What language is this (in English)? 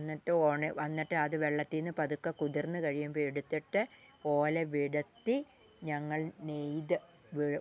Malayalam